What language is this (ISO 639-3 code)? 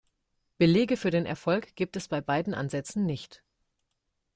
deu